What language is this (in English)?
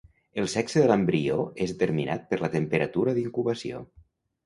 Catalan